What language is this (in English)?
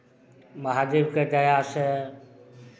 Maithili